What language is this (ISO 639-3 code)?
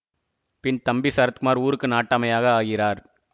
tam